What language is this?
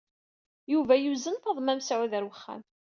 Kabyle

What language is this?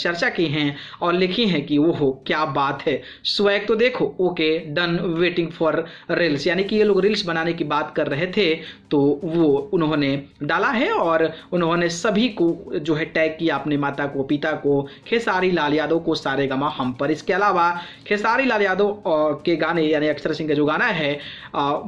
Hindi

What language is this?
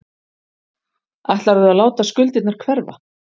Icelandic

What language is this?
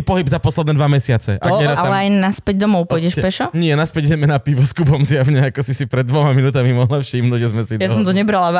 Slovak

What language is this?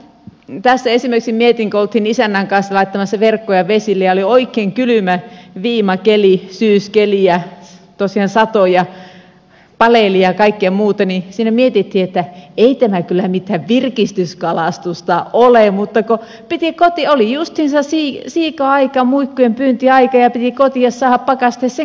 Finnish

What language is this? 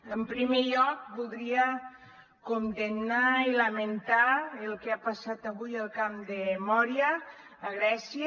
Catalan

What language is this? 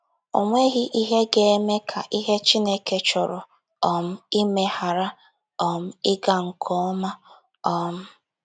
Igbo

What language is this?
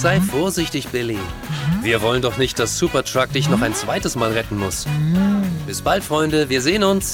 German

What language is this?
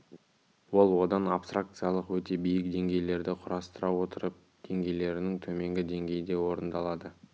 Kazakh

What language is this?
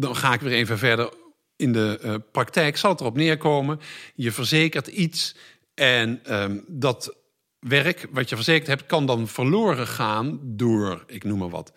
Dutch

